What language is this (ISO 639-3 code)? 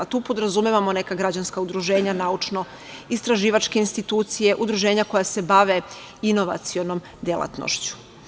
srp